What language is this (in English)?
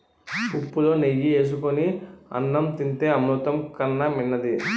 Telugu